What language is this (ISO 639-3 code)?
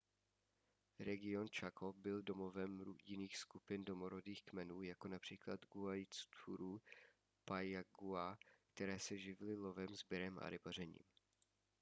ces